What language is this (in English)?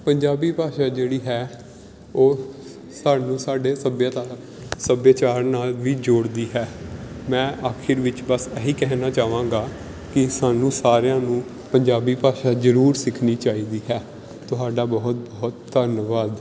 Punjabi